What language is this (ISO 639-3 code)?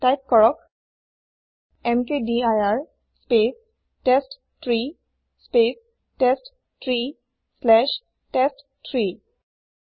asm